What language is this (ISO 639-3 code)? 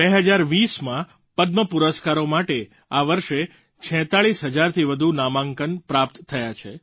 guj